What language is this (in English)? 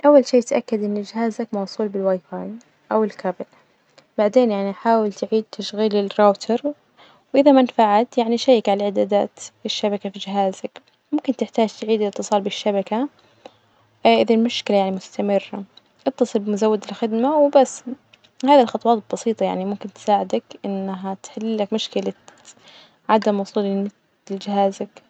Najdi Arabic